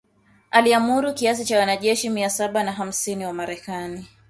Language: Swahili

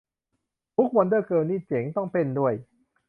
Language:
Thai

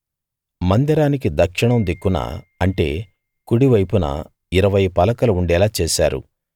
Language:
Telugu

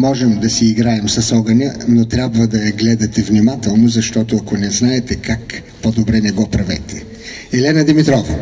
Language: Bulgarian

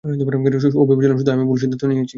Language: Bangla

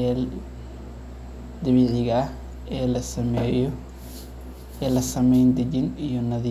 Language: Somali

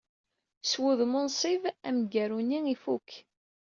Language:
Kabyle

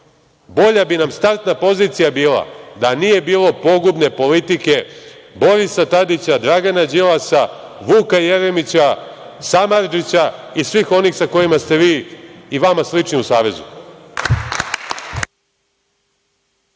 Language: Serbian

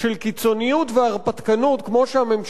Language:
Hebrew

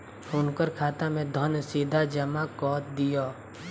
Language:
Maithili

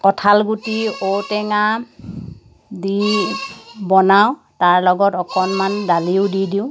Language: Assamese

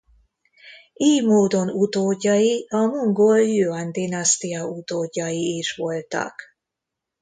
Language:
Hungarian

